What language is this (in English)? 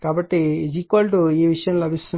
Telugu